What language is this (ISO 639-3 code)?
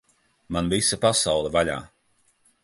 lav